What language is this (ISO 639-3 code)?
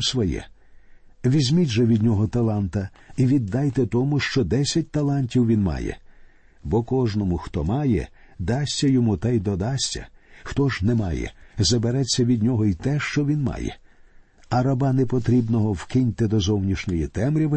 ukr